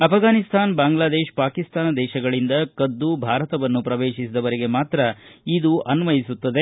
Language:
Kannada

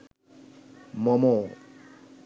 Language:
Bangla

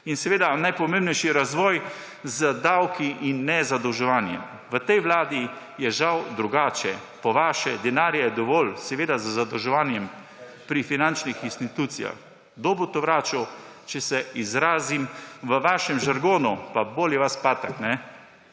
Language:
Slovenian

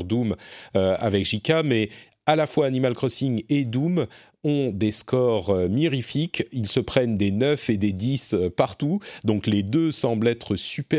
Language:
French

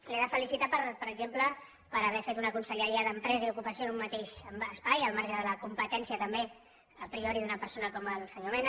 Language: Catalan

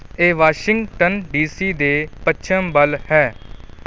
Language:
Punjabi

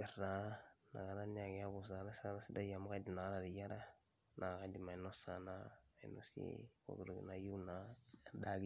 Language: Masai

